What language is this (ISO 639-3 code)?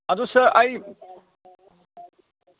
mni